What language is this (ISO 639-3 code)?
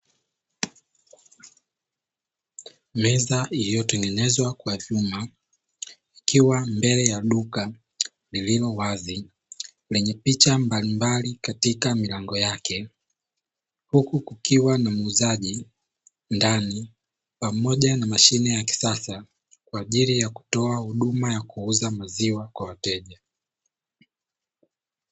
swa